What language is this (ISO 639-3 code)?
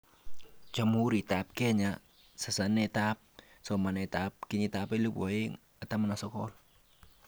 kln